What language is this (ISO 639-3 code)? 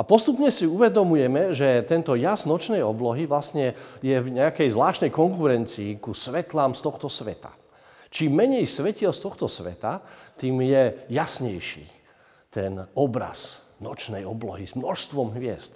slk